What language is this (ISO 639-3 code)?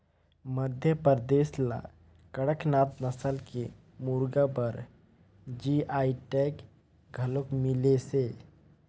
hne